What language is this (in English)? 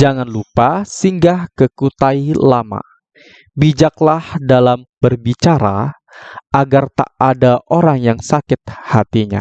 Indonesian